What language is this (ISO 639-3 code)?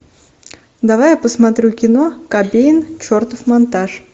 rus